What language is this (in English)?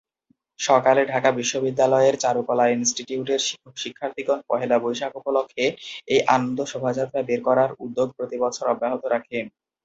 Bangla